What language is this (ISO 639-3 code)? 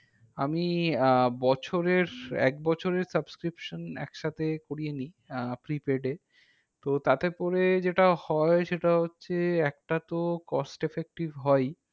ben